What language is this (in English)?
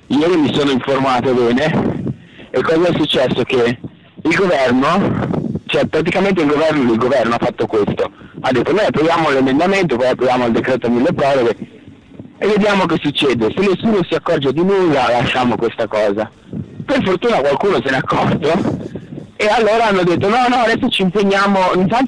Italian